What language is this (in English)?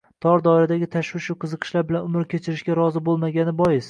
Uzbek